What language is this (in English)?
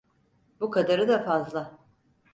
Turkish